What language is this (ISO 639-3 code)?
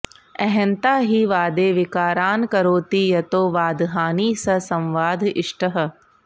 san